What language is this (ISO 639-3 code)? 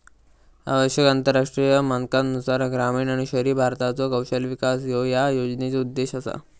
mar